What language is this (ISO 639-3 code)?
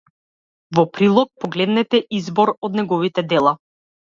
mkd